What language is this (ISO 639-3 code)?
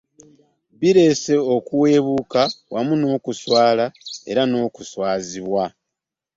lug